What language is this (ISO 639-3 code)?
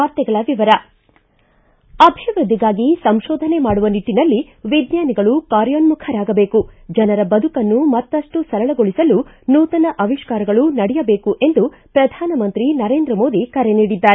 kan